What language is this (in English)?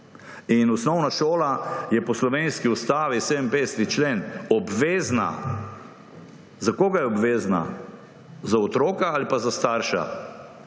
Slovenian